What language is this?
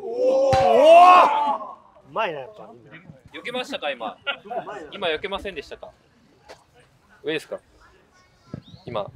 Japanese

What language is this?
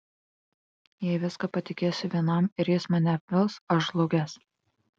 Lithuanian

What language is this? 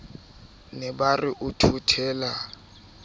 Southern Sotho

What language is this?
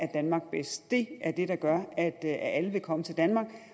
Danish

